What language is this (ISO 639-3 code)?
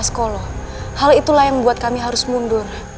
ind